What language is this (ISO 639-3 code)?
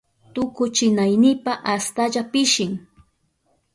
qup